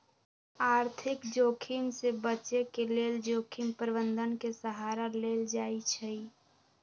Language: Magahi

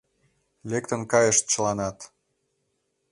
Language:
Mari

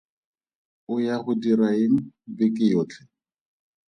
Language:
Tswana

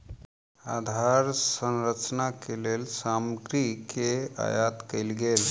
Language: Maithili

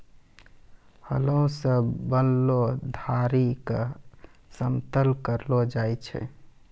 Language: Maithili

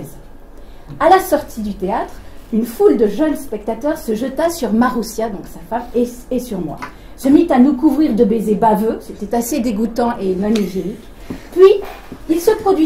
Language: French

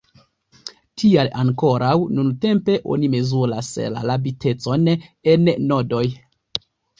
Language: Esperanto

